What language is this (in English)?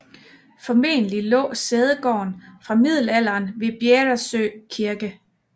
Danish